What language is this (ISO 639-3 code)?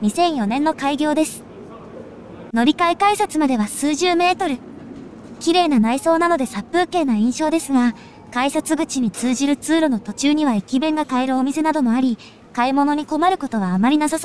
jpn